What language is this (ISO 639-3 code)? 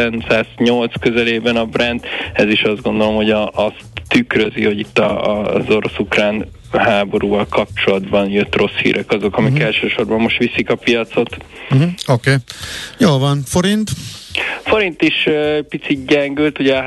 hun